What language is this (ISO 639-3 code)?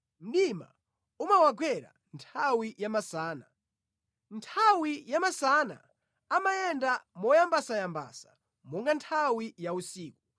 nya